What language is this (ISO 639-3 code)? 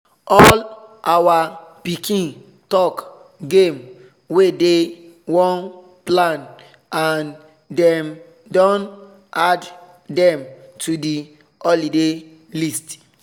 pcm